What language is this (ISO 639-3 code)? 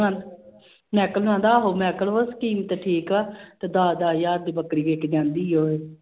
pan